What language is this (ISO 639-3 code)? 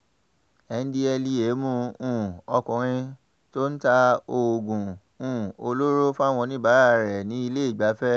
yor